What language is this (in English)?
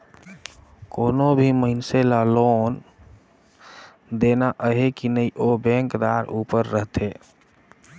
Chhattisgarhi